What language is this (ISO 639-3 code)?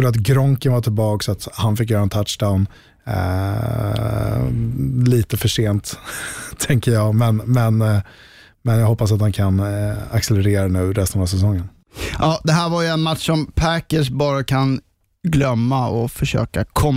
swe